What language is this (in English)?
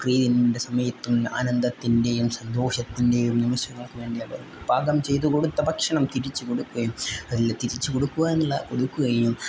Malayalam